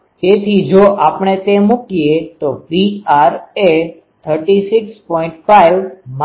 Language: Gujarati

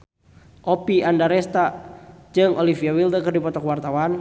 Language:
Sundanese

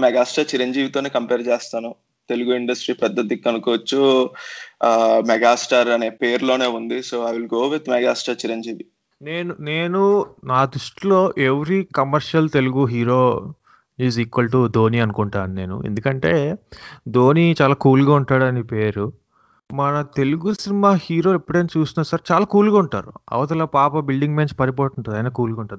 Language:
Telugu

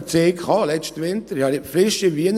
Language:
Swiss German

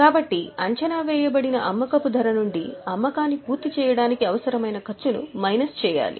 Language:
Telugu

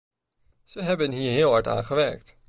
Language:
Dutch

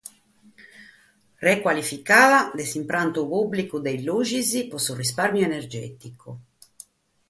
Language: Sardinian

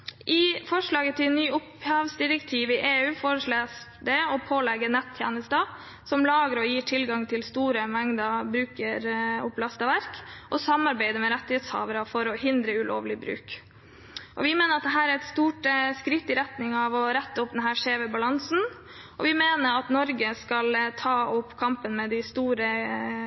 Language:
Norwegian Bokmål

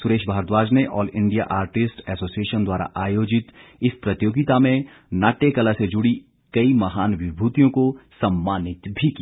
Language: Hindi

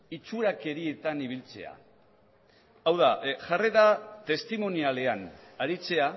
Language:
Basque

